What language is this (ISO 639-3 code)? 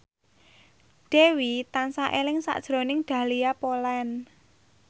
jav